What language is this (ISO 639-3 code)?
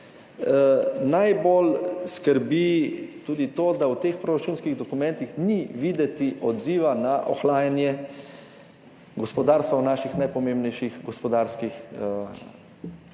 slv